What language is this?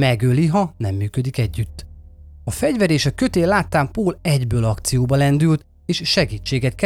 Hungarian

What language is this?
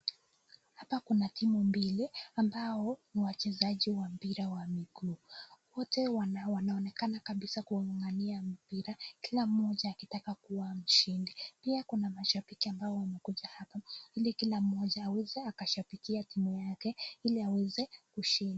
Swahili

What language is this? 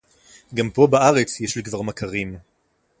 Hebrew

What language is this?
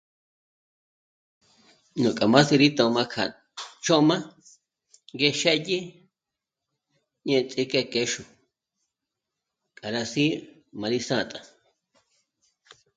Michoacán Mazahua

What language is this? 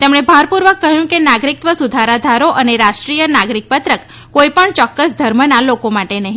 Gujarati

